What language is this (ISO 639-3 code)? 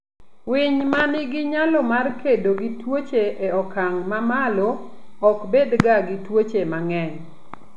luo